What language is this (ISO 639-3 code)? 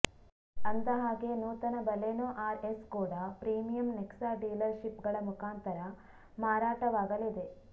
kan